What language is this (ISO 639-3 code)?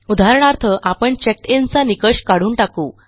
mar